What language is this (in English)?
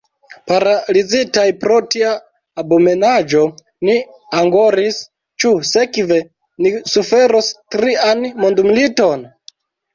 Esperanto